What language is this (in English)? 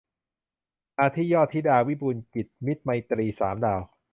Thai